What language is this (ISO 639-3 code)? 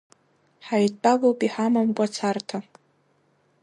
abk